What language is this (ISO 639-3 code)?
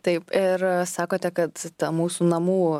lit